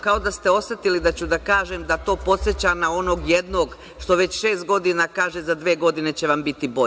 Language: Serbian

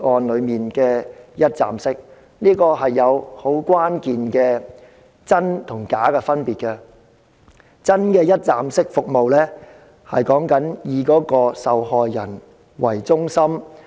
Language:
Cantonese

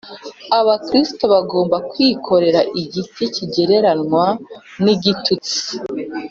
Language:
Kinyarwanda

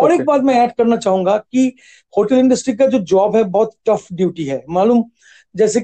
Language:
Hindi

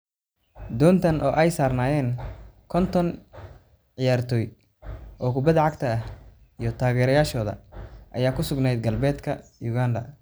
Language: Somali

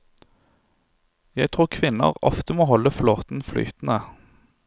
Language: Norwegian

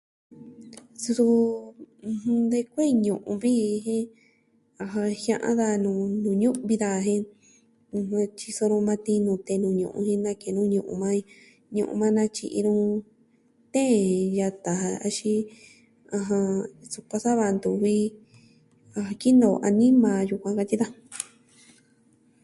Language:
Southwestern Tlaxiaco Mixtec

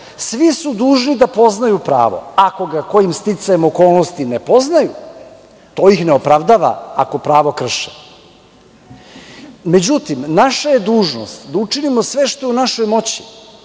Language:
Serbian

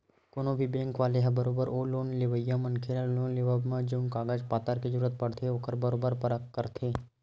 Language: Chhattisgarhi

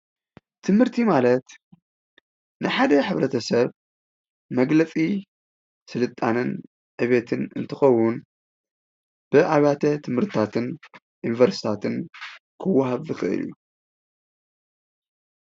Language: Tigrinya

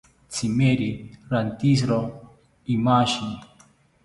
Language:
South Ucayali Ashéninka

